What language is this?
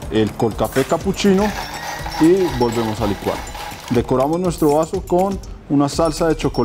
Spanish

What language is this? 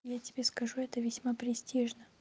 Russian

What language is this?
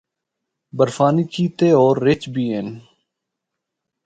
Northern Hindko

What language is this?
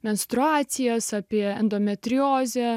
Lithuanian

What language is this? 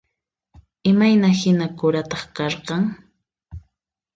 Puno Quechua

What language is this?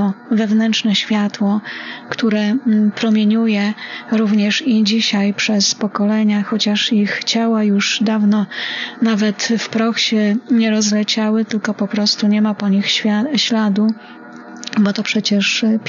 Polish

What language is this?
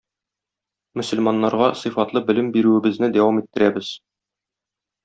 Tatar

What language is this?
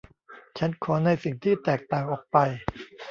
Thai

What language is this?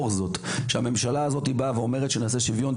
Hebrew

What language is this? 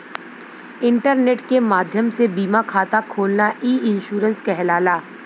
Bhojpuri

